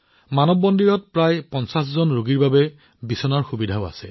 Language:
Assamese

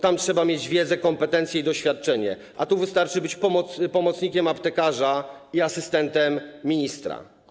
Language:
Polish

